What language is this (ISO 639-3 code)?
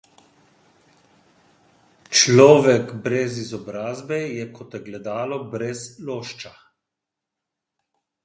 slv